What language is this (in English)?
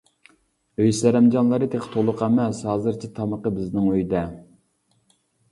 Uyghur